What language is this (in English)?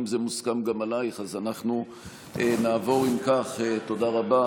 Hebrew